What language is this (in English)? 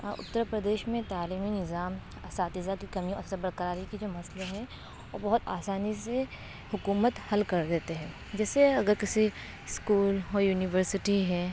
Urdu